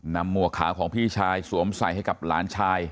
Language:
Thai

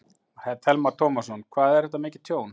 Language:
Icelandic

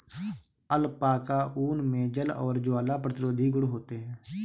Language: Hindi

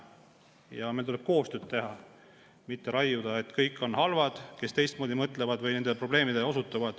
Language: Estonian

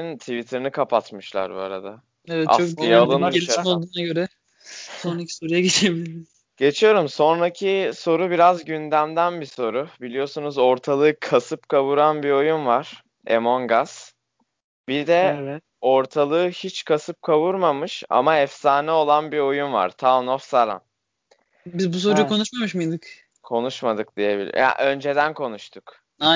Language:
Turkish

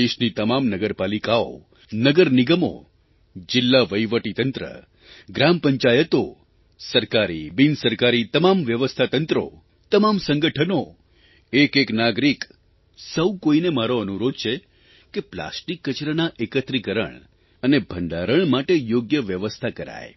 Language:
Gujarati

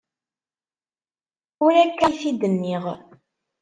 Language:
Kabyle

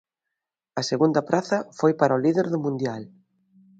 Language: Galician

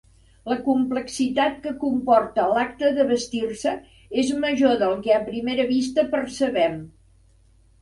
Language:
Catalan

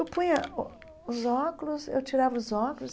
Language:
Portuguese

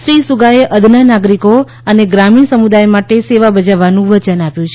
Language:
Gujarati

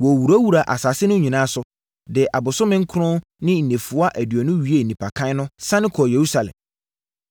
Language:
Akan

